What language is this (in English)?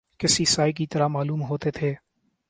Urdu